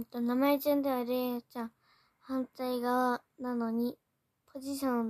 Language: Japanese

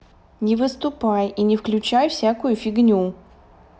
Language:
Russian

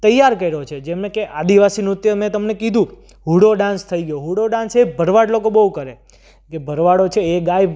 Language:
Gujarati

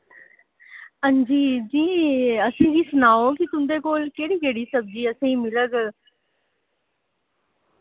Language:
Dogri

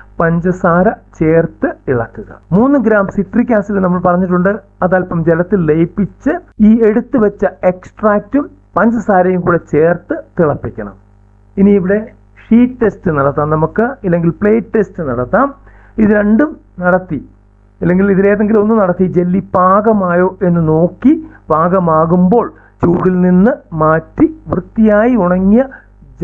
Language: Malayalam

